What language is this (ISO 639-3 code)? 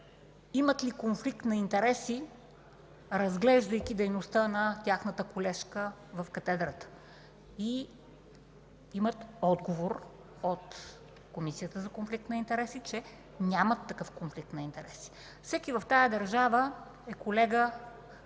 bul